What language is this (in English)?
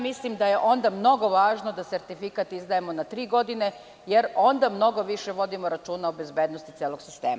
Serbian